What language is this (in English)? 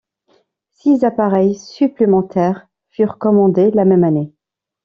French